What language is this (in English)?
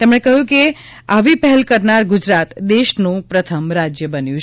Gujarati